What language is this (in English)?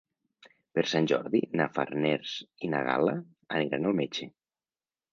Catalan